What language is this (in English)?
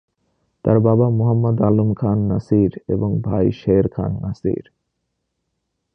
Bangla